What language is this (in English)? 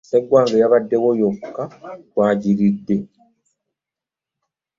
Ganda